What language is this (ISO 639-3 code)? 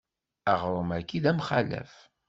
kab